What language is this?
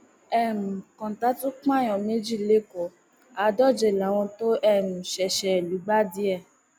Yoruba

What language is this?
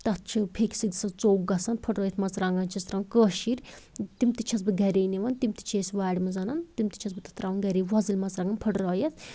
Kashmiri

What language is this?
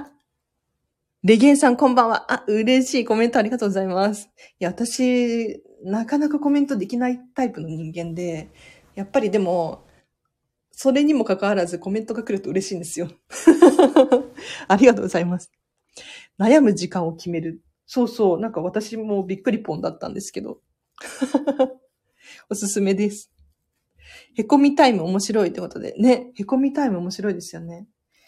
Japanese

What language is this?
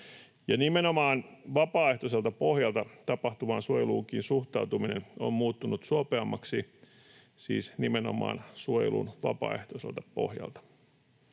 Finnish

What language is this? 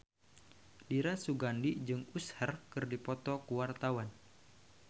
Sundanese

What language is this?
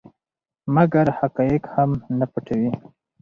Pashto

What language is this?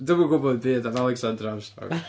Welsh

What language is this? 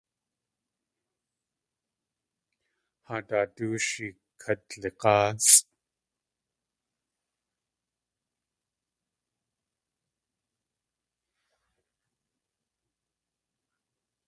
Tlingit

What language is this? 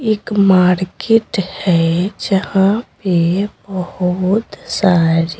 Hindi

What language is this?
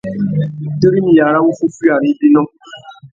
Tuki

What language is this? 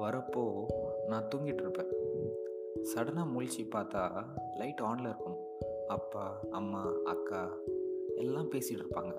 Tamil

